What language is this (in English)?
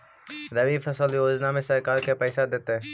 Magahi